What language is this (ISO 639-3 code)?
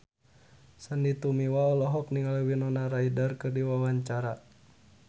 sun